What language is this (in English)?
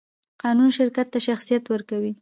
Pashto